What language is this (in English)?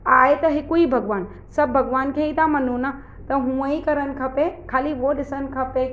Sindhi